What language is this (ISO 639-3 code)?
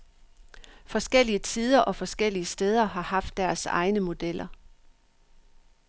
dan